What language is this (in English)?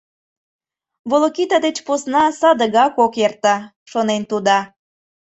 Mari